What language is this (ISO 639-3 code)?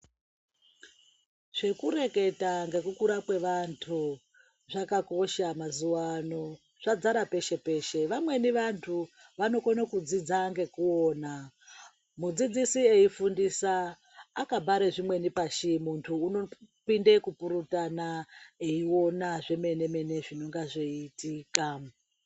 ndc